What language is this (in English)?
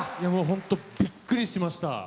Japanese